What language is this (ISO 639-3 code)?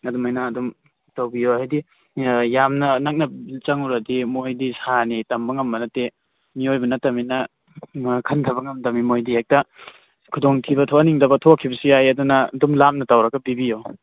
mni